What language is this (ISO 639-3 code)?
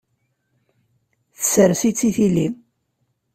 kab